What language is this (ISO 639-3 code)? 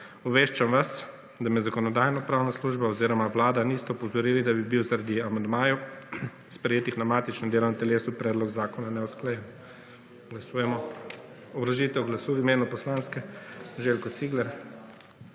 slv